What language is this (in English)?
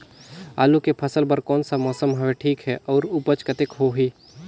Chhattisgarhi